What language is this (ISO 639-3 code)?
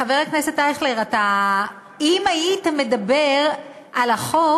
heb